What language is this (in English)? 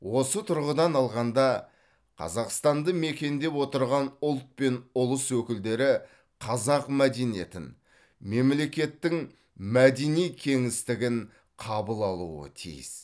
Kazakh